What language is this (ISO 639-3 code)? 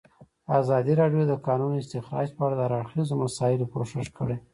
pus